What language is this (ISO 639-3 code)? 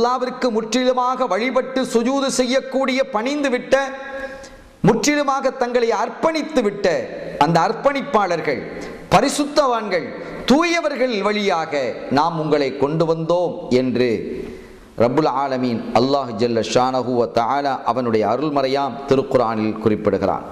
ara